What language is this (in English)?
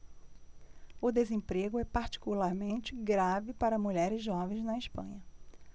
Portuguese